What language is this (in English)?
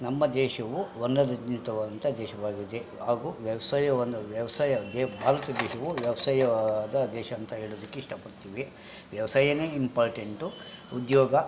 Kannada